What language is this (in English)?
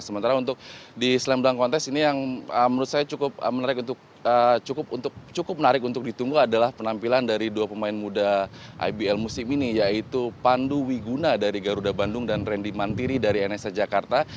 Indonesian